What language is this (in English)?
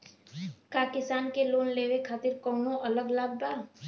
Bhojpuri